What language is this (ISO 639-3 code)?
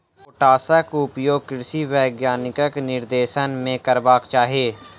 mai